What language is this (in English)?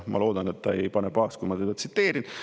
Estonian